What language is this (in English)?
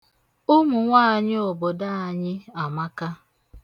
Igbo